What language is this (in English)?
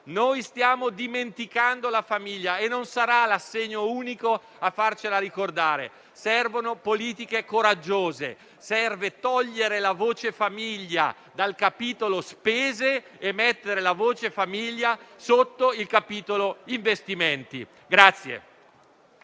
Italian